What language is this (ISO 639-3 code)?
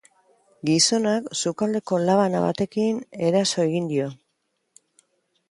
eus